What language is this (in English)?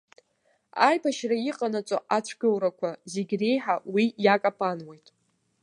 Abkhazian